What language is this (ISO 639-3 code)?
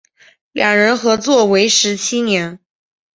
zho